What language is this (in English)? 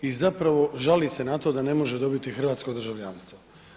Croatian